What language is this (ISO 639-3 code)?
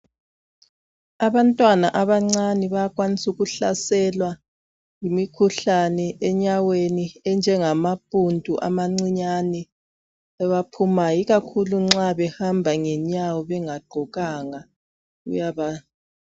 nde